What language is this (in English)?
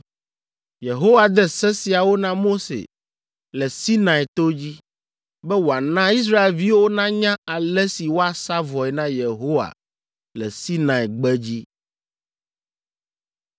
Ewe